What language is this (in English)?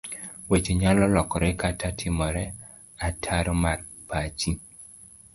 Luo (Kenya and Tanzania)